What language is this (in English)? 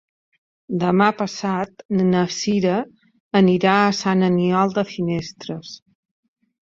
Catalan